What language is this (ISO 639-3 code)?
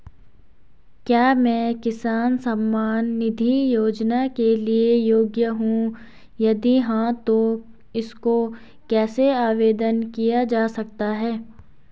hin